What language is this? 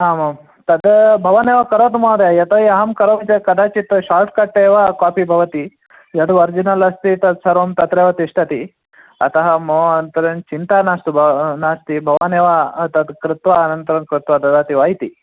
Sanskrit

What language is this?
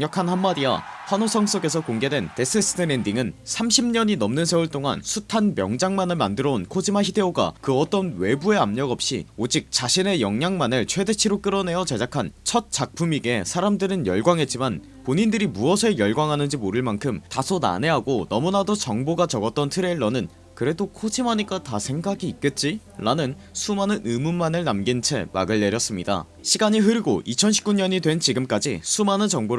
Korean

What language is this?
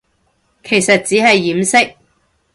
Cantonese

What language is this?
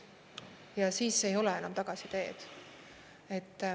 Estonian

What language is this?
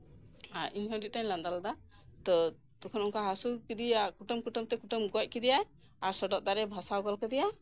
Santali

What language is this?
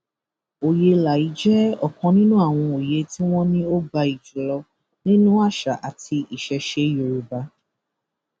Yoruba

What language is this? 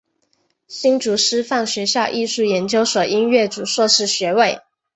Chinese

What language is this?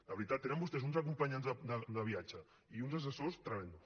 Catalan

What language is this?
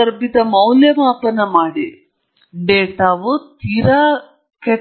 Kannada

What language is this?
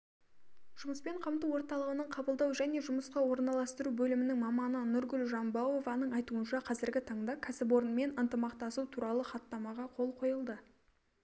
Kazakh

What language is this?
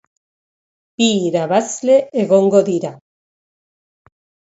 Basque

